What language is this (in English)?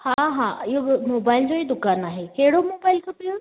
Sindhi